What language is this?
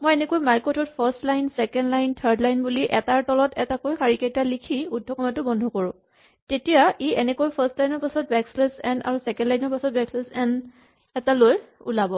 Assamese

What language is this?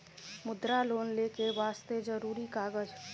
Maithili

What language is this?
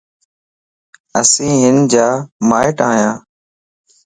Lasi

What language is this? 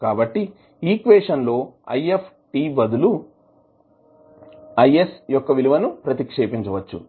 Telugu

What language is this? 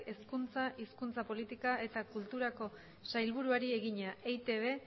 Basque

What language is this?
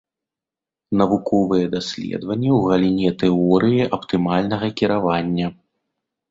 Belarusian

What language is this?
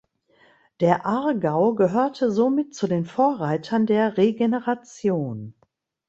German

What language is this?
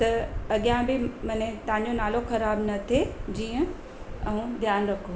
Sindhi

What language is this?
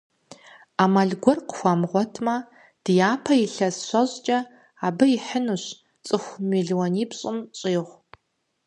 Kabardian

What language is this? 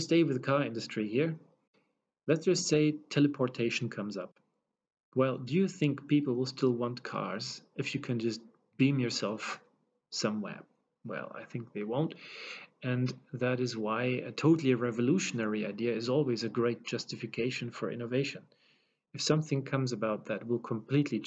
English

